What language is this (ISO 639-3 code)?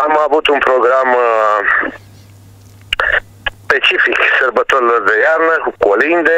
ron